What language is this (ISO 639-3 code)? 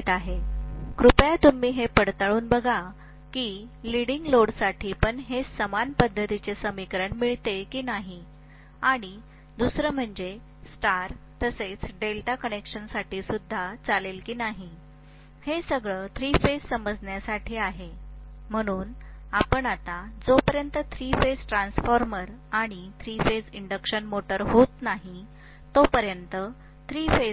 mar